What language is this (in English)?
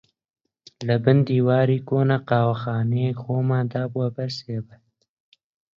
Central Kurdish